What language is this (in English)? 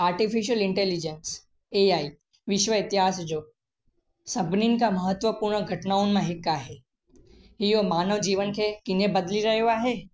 Sindhi